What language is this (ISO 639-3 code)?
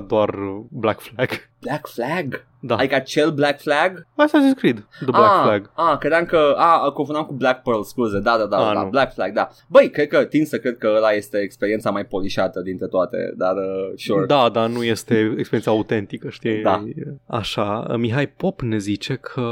ron